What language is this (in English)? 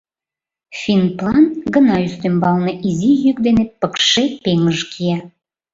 Mari